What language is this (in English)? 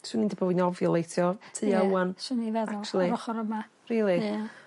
Welsh